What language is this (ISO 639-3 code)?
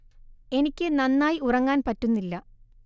mal